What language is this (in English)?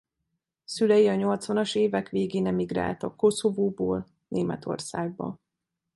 Hungarian